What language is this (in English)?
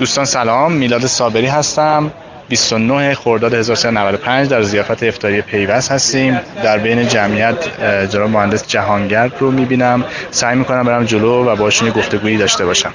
Persian